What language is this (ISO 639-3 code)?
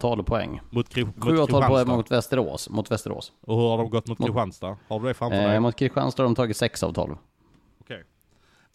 swe